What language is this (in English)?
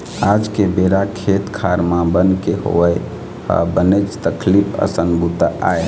Chhattisgarhi